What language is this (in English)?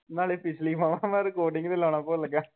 Punjabi